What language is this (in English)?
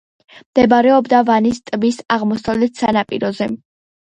Georgian